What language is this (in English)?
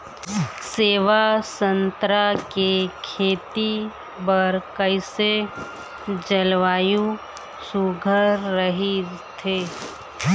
Chhattisgarhi